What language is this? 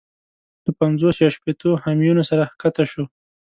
Pashto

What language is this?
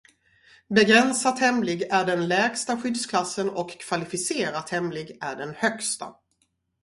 Swedish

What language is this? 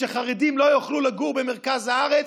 Hebrew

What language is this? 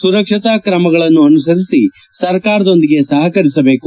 Kannada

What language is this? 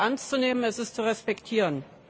German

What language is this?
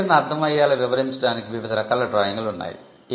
Telugu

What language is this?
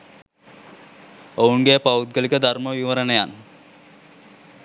Sinhala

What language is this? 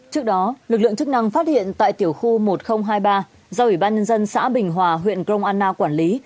Vietnamese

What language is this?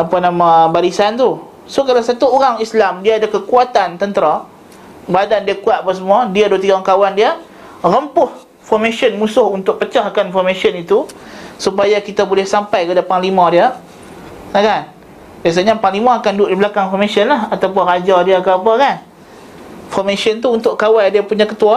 Malay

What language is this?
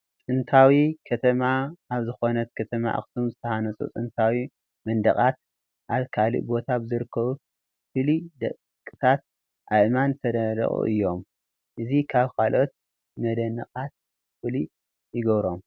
Tigrinya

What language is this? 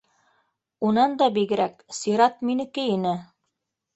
Bashkir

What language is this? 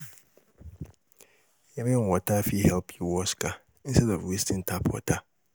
Nigerian Pidgin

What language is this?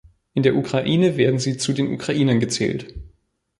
German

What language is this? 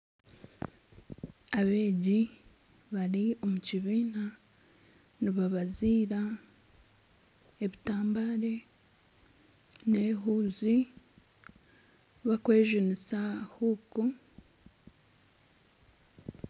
Nyankole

